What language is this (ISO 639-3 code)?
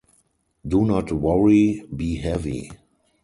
eng